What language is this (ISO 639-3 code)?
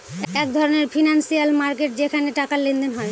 ben